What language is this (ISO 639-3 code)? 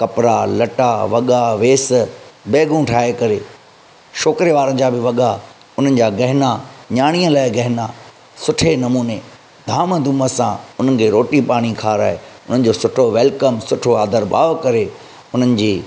snd